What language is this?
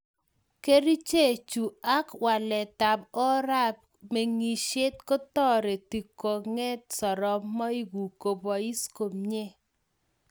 Kalenjin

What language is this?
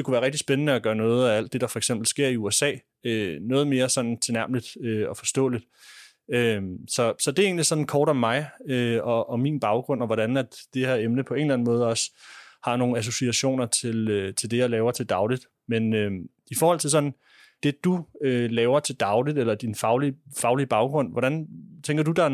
Danish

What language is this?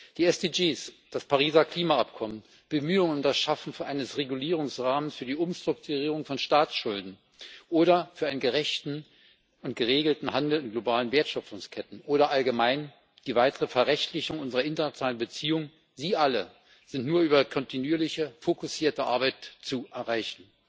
German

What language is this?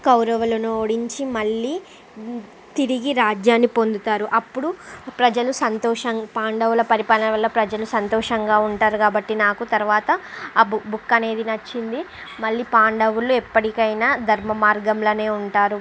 Telugu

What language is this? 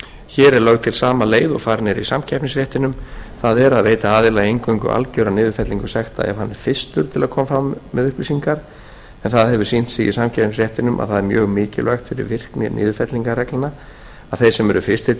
Icelandic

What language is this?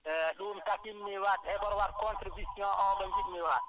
Wolof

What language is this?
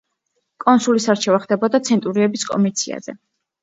Georgian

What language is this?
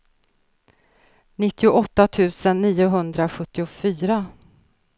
Swedish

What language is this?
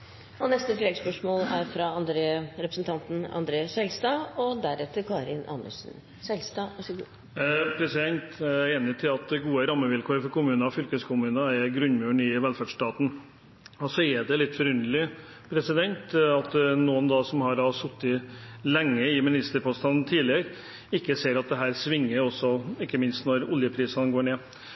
Norwegian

